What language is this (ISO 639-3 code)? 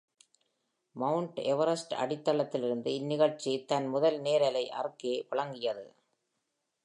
tam